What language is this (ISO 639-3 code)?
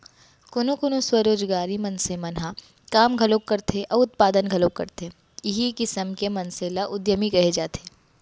hne